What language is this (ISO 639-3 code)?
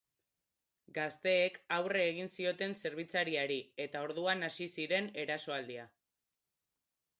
eus